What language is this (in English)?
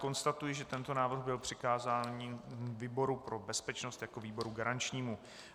Czech